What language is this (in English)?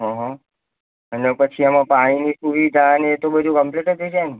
Gujarati